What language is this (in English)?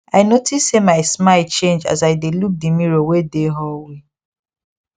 Nigerian Pidgin